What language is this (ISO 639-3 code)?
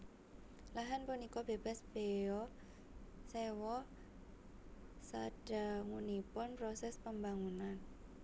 jav